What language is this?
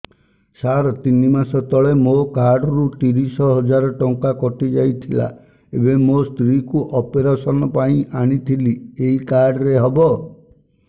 Odia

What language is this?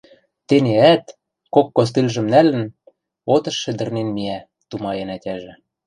Western Mari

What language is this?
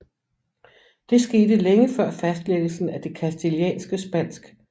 Danish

